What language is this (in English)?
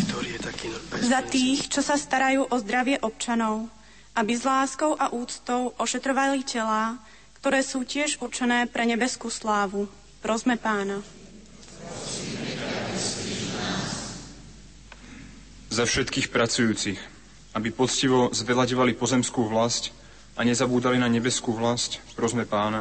Slovak